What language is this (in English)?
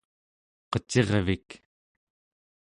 Central Yupik